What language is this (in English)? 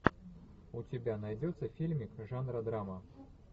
Russian